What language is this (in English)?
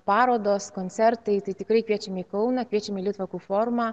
Lithuanian